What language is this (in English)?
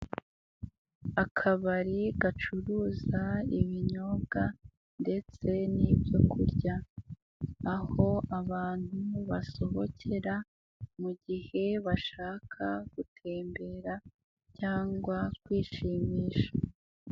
Kinyarwanda